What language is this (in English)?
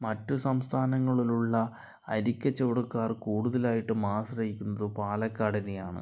Malayalam